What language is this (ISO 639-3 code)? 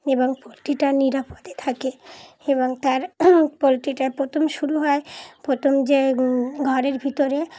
ben